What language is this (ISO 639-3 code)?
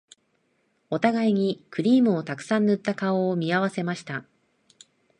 jpn